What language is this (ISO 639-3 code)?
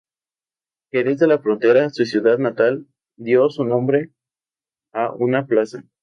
spa